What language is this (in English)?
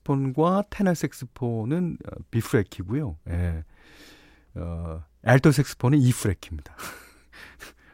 Korean